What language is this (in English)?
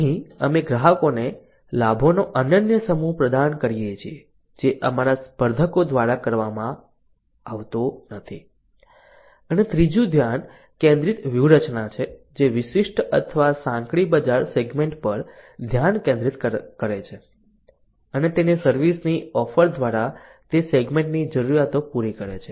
Gujarati